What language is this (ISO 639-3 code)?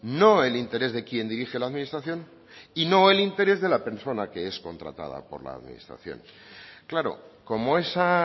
spa